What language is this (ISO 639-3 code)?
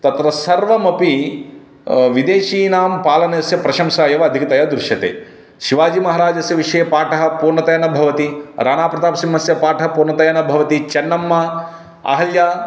san